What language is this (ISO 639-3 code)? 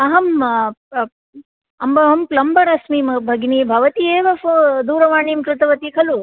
san